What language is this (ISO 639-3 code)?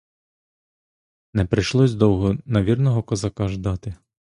ukr